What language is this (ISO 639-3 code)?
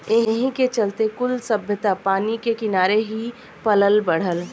bho